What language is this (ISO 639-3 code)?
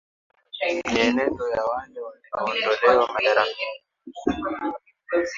swa